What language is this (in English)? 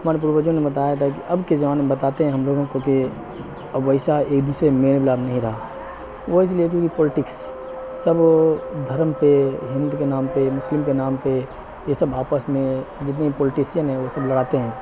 Urdu